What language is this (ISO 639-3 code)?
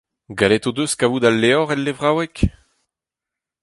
bre